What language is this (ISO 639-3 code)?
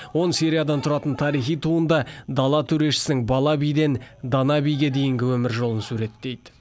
kaz